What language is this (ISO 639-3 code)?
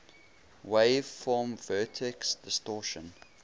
eng